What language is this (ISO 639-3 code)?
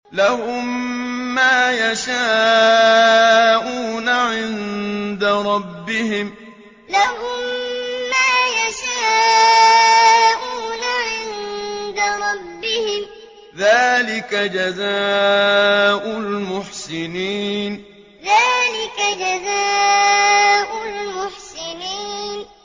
ara